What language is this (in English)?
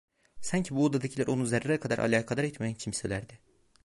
Turkish